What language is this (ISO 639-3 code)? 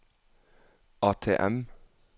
nor